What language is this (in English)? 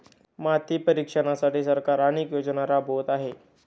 Marathi